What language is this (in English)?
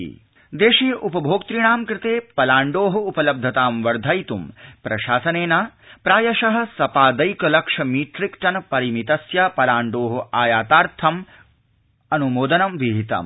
Sanskrit